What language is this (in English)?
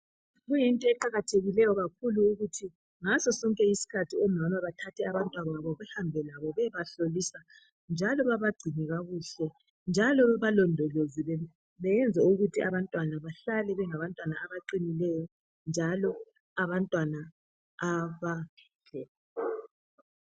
North Ndebele